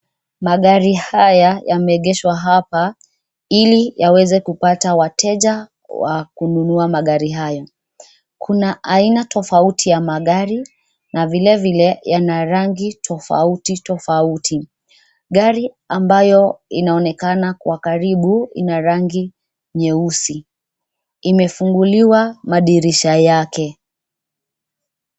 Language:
Swahili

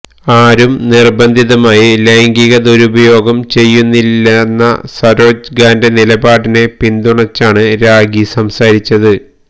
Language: Malayalam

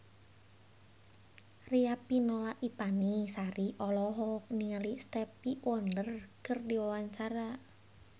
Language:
Sundanese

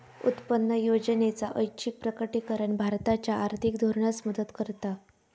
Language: Marathi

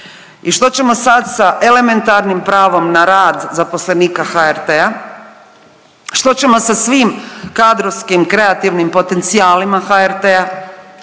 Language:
Croatian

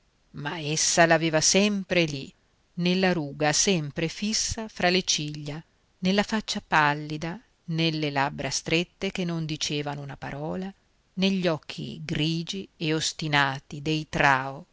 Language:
Italian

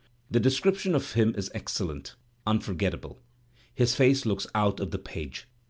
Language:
English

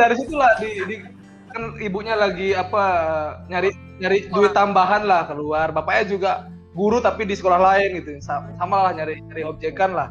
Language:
Indonesian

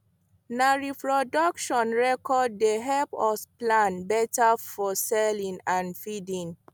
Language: Nigerian Pidgin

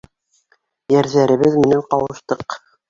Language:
Bashkir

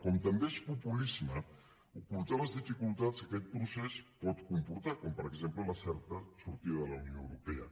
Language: Catalan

